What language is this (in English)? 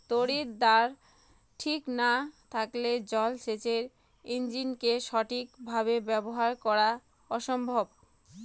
Bangla